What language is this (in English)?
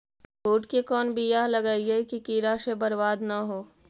Magahi